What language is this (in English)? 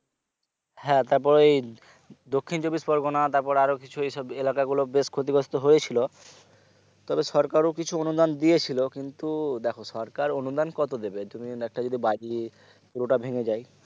Bangla